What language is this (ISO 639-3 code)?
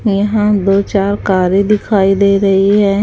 hin